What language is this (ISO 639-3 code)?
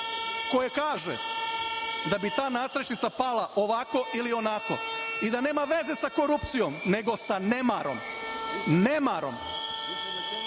srp